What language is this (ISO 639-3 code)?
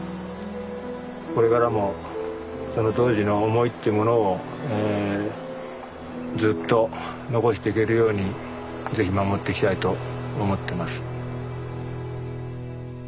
jpn